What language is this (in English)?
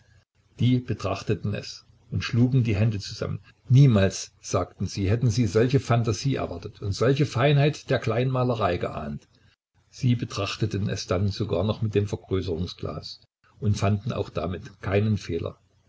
German